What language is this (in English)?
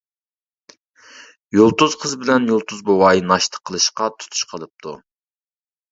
Uyghur